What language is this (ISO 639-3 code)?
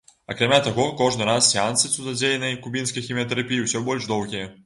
bel